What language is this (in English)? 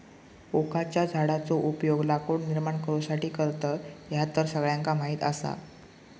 Marathi